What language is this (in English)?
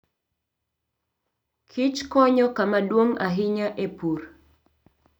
Luo (Kenya and Tanzania)